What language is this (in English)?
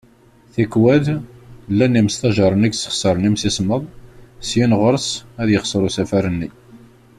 Kabyle